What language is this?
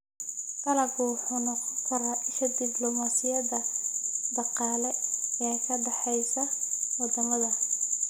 Somali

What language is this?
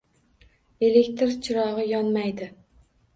Uzbek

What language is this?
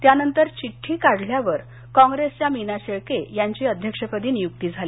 Marathi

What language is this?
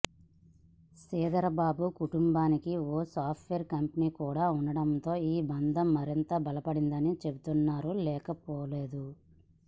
Telugu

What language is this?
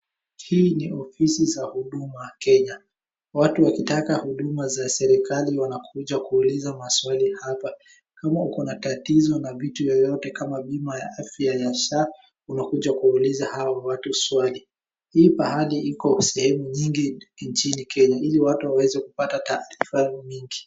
Swahili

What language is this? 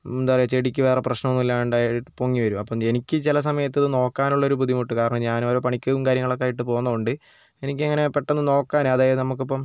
Malayalam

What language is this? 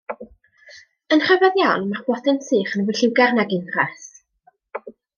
Welsh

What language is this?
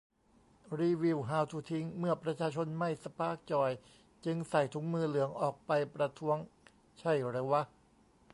Thai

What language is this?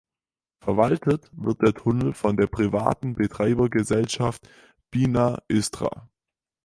German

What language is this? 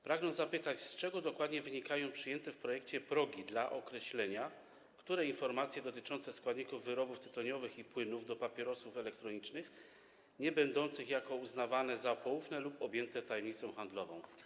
Polish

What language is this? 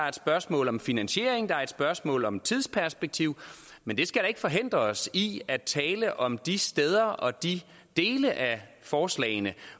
Danish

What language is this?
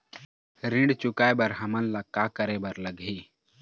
Chhattisgarhi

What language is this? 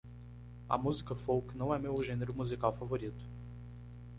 Portuguese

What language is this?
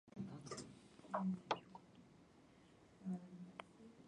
Japanese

